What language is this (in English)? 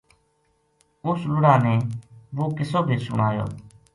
Gujari